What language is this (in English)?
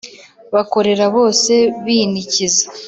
Kinyarwanda